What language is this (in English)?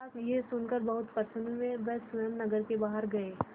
Hindi